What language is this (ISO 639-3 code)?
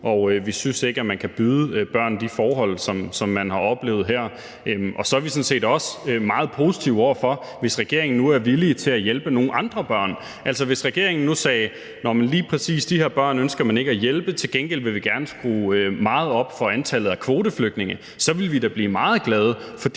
dan